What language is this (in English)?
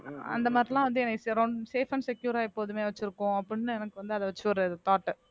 Tamil